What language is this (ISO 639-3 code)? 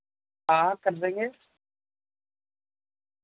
urd